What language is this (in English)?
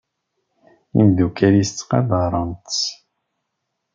Kabyle